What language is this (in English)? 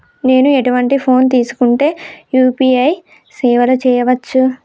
Telugu